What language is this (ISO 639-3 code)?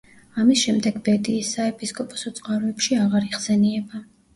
kat